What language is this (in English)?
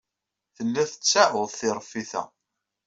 Kabyle